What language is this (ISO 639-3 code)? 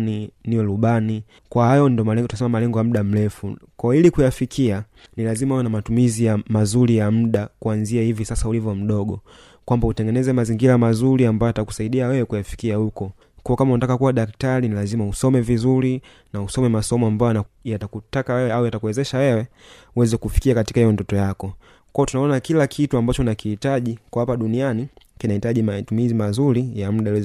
swa